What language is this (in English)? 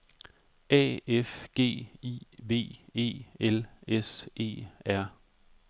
Danish